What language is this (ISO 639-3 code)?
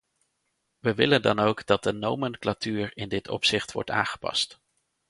nld